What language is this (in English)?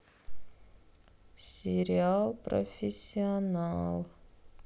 Russian